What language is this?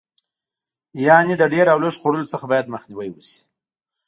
Pashto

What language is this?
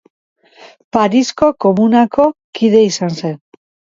Basque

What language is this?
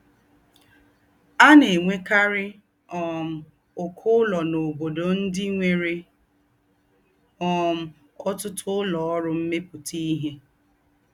Igbo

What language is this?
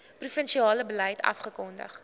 Afrikaans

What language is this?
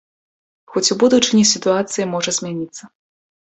Belarusian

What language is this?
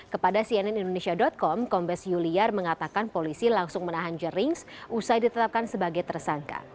Indonesian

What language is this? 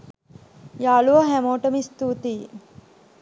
Sinhala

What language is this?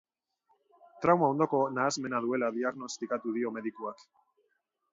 Basque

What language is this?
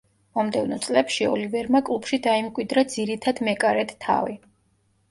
Georgian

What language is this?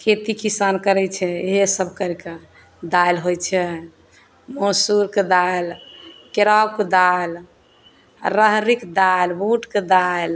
Maithili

